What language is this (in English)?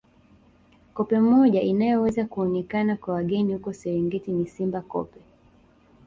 Swahili